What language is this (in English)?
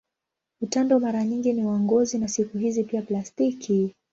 Swahili